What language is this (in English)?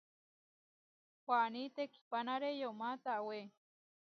Huarijio